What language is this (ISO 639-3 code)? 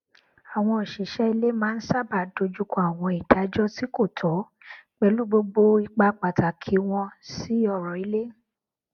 yor